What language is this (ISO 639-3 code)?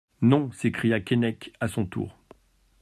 fra